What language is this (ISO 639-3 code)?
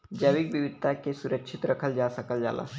bho